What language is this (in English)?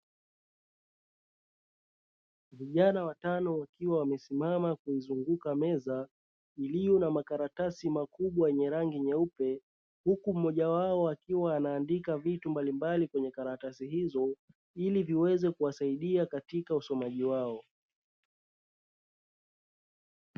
Swahili